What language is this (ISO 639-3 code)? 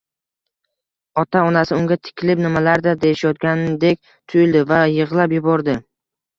uzb